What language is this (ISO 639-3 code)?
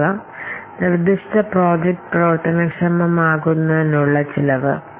mal